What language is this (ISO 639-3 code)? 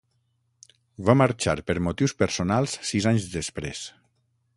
cat